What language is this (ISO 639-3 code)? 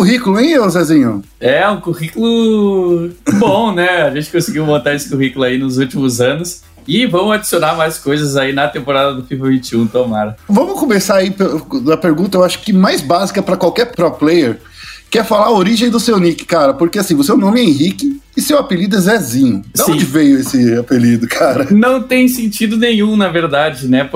por